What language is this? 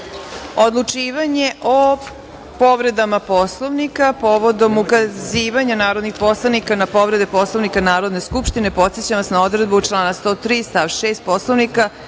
Serbian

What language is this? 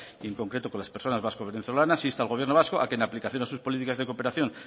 Spanish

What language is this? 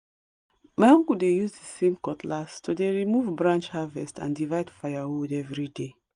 Nigerian Pidgin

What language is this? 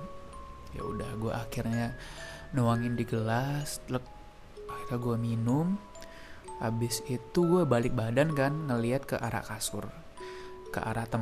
Indonesian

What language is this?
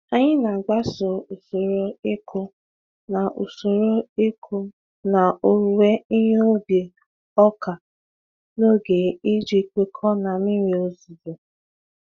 Igbo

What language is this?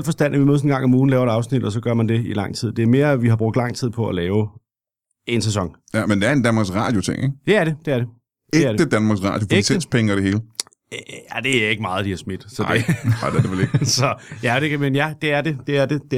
Danish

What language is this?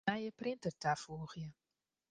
Western Frisian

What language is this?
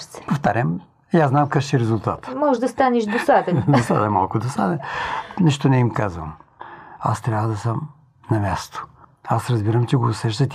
Bulgarian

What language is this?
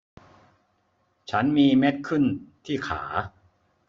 Thai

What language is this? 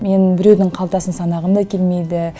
Kazakh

